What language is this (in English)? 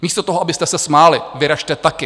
Czech